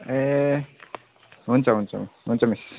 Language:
Nepali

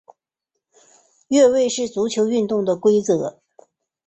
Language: Chinese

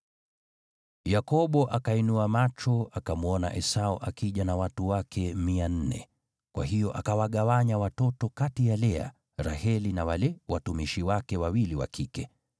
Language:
Swahili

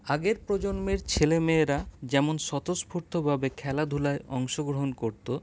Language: Bangla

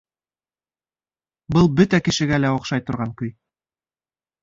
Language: Bashkir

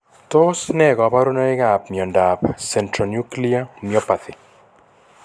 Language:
Kalenjin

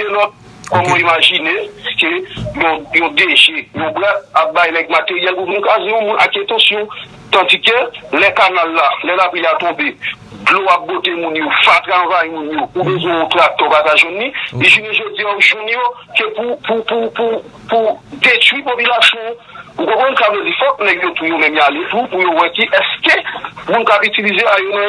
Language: French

